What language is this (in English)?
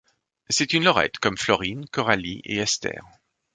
French